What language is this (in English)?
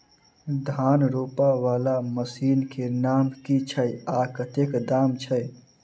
Maithili